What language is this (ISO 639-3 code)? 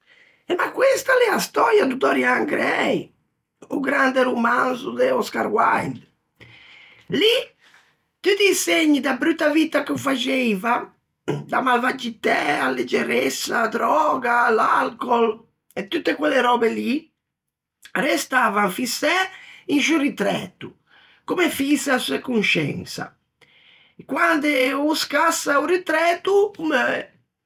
lij